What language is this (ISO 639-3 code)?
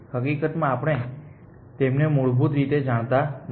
guj